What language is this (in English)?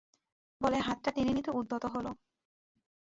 Bangla